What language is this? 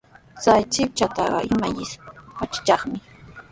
Sihuas Ancash Quechua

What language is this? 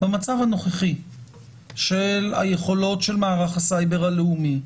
Hebrew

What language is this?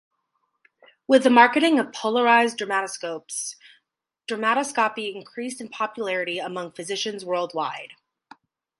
English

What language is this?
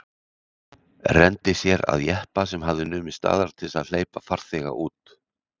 Icelandic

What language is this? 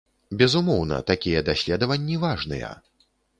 Belarusian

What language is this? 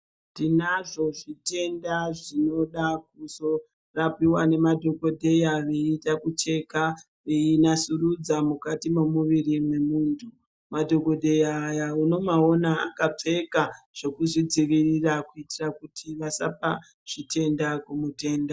Ndau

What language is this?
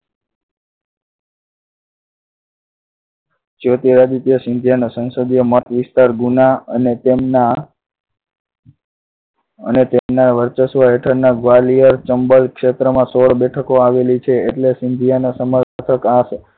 Gujarati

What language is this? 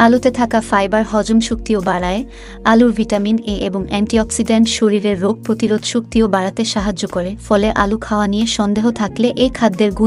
Arabic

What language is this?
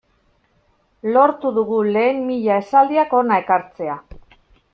Basque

